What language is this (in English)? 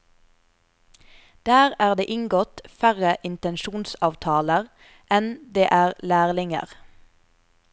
Norwegian